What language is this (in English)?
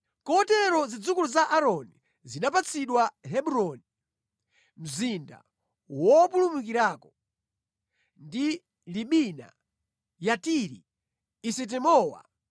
Nyanja